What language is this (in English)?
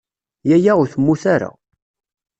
Kabyle